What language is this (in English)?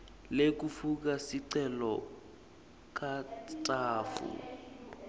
Swati